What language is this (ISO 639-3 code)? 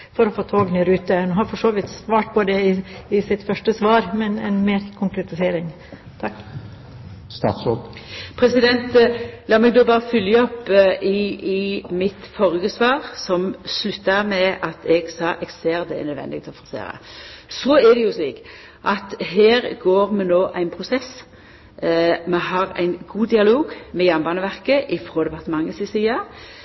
nor